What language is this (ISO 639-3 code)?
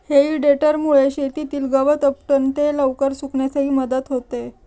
mar